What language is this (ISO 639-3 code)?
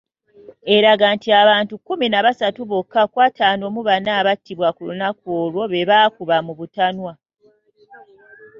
lug